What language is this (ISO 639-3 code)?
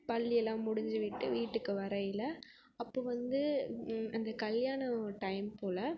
tam